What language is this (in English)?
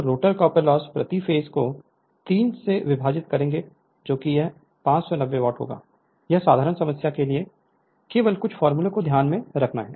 Hindi